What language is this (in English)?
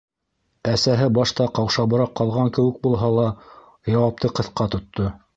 Bashkir